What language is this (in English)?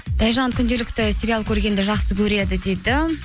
Kazakh